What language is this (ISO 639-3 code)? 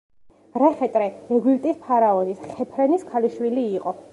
kat